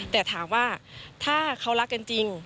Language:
Thai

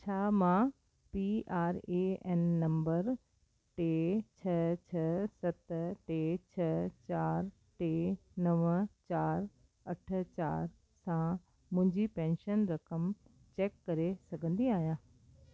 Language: Sindhi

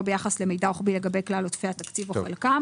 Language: Hebrew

